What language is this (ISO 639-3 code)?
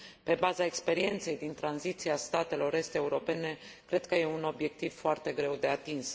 ron